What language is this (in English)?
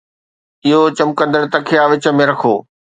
Sindhi